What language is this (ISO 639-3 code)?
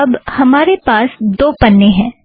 hin